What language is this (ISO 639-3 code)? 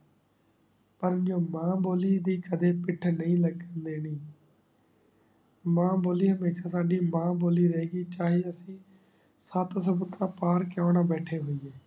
pan